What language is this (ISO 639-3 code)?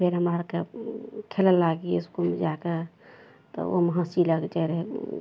mai